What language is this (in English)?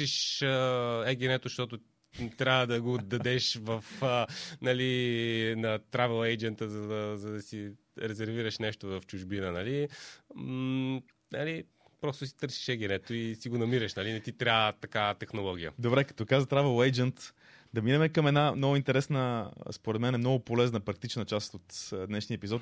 Bulgarian